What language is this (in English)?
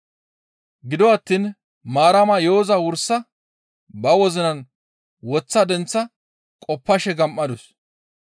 Gamo